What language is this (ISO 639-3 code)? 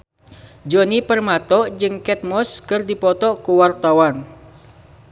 sun